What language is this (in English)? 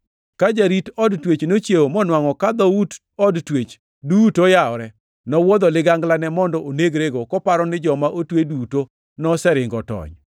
Luo (Kenya and Tanzania)